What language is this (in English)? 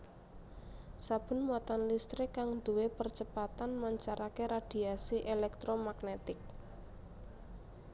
Javanese